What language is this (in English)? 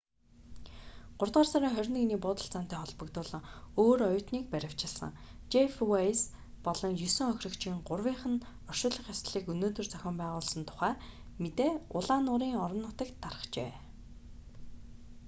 Mongolian